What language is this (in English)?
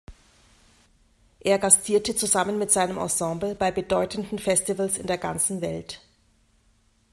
German